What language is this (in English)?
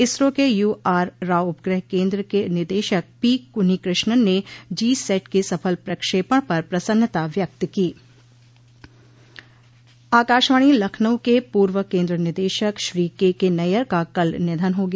Hindi